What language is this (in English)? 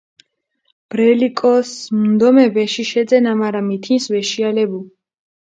Mingrelian